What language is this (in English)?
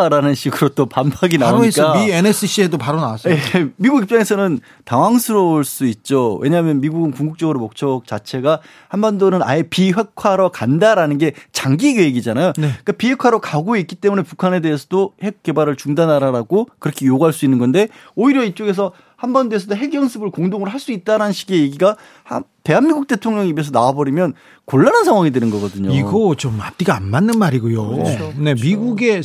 Korean